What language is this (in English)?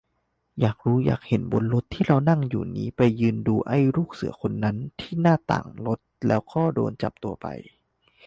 Thai